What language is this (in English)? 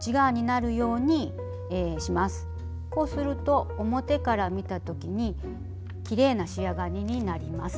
Japanese